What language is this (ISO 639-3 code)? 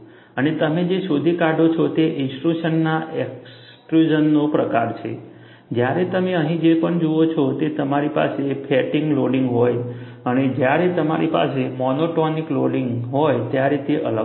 guj